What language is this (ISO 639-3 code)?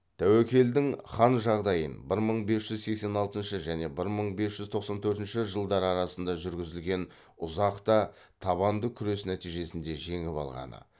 kaz